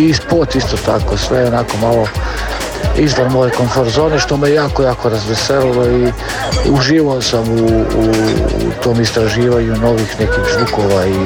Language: Croatian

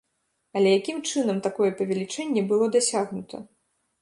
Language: Belarusian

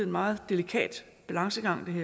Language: Danish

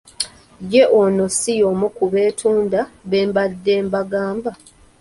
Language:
Ganda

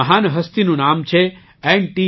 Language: Gujarati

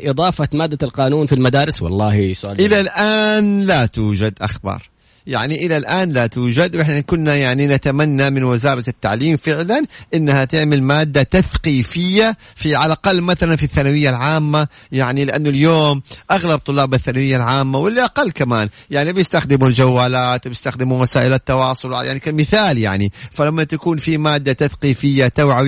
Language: Arabic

